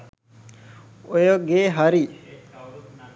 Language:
Sinhala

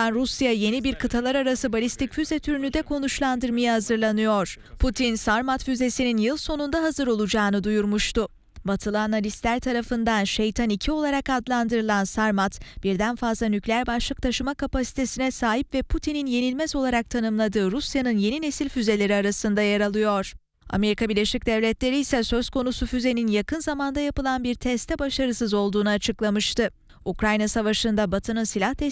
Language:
Turkish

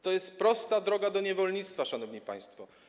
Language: Polish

